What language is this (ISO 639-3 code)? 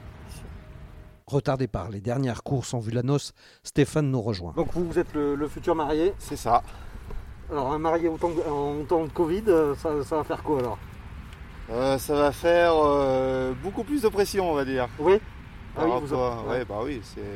fra